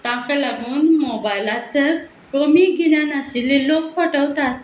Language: Konkani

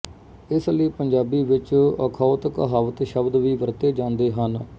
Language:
Punjabi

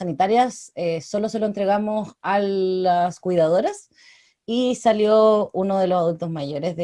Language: Spanish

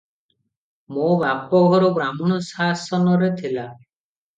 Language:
Odia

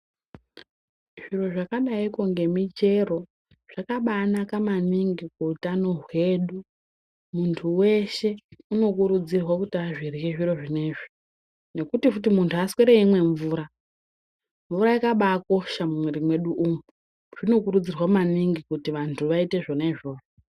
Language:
Ndau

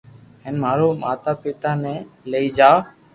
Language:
Loarki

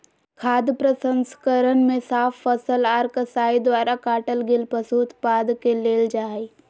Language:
Magahi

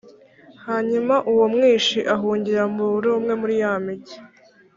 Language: Kinyarwanda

